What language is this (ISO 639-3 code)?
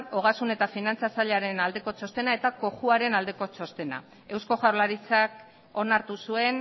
eus